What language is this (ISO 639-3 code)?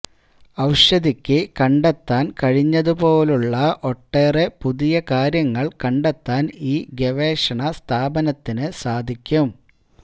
mal